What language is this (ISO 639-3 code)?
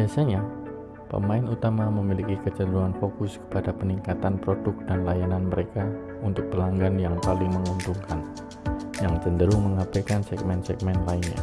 ind